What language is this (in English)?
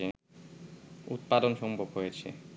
Bangla